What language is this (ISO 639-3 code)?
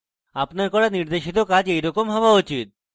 ben